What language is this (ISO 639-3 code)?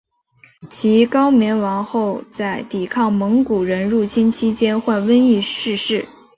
zho